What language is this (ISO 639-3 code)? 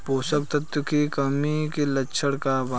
bho